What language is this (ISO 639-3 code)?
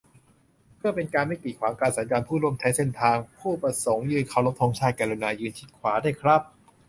tha